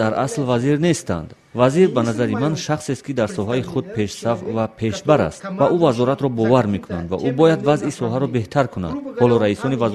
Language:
Persian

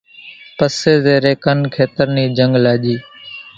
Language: Kachi Koli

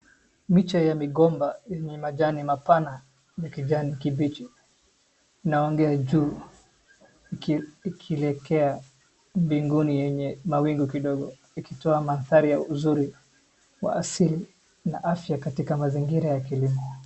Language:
Swahili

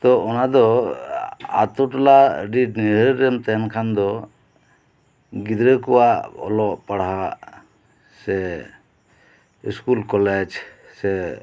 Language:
Santali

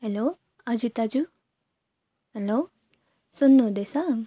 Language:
Nepali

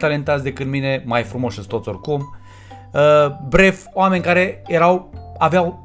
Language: Romanian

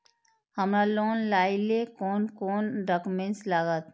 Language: Maithili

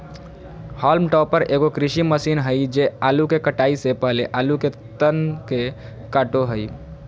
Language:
Magahi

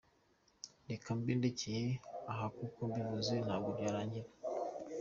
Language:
Kinyarwanda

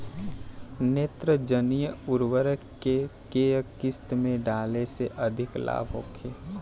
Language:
Bhojpuri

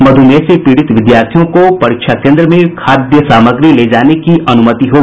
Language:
Hindi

